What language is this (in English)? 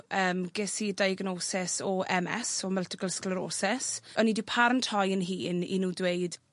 Welsh